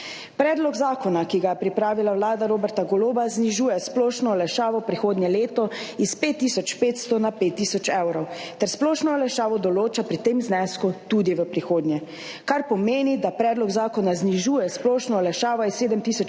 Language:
Slovenian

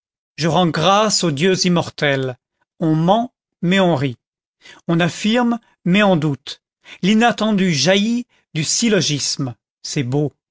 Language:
French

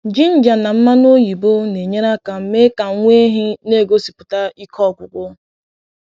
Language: Igbo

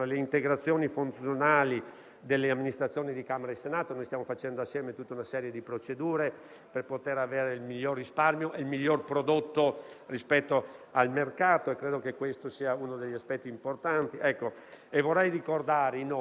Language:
Italian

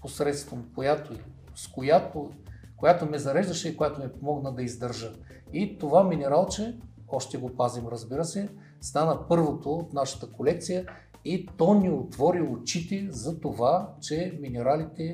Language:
Bulgarian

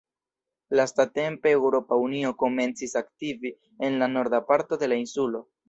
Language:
Esperanto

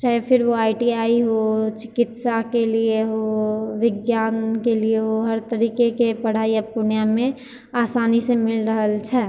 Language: Maithili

